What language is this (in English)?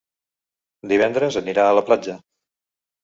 Catalan